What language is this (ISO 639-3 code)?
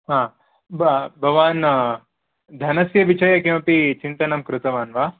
san